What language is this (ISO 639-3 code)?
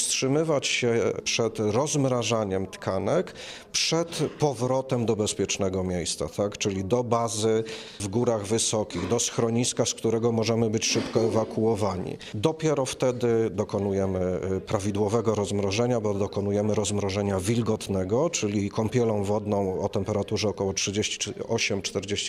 pol